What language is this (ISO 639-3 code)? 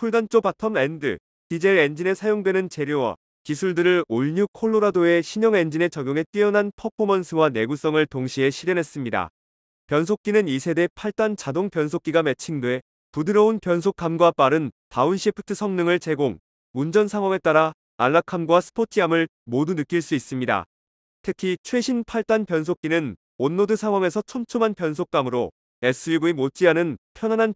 kor